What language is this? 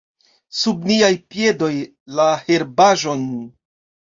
Esperanto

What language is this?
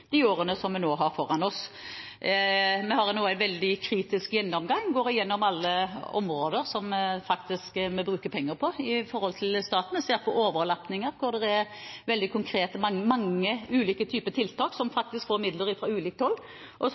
Norwegian Bokmål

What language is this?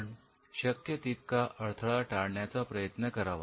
Marathi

